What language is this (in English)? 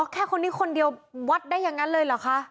Thai